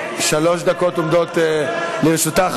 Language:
Hebrew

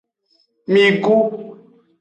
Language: Aja (Benin)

